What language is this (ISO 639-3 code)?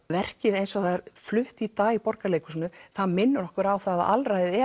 isl